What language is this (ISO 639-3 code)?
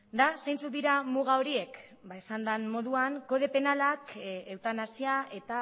eus